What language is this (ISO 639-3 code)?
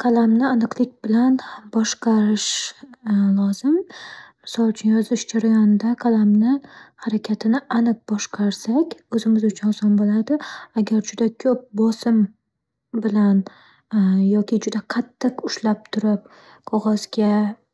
uzb